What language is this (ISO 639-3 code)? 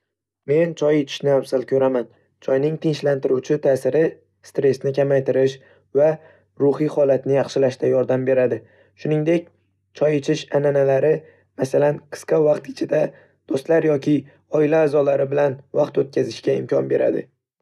uzb